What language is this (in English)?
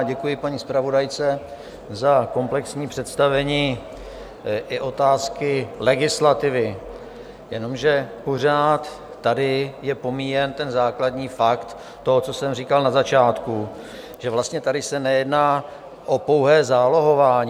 Czech